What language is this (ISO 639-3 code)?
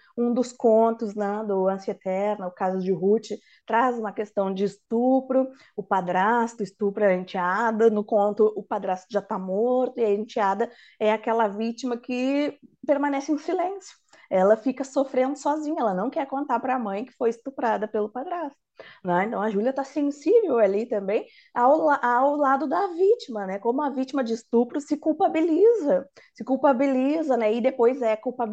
por